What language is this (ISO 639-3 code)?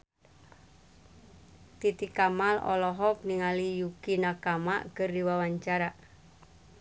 sun